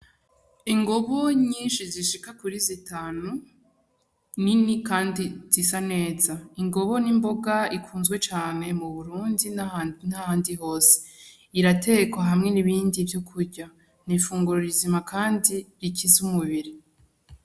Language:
Rundi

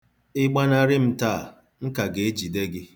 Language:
Igbo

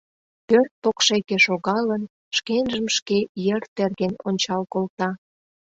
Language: Mari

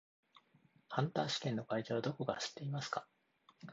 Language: Japanese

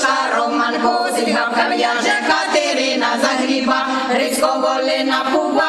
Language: Ukrainian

